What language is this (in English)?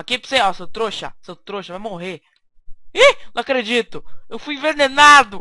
Portuguese